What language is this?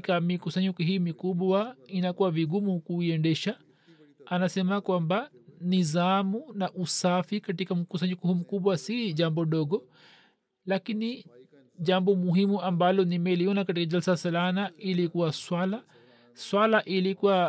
Swahili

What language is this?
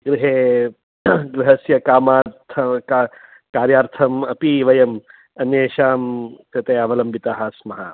Sanskrit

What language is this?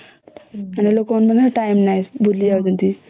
Odia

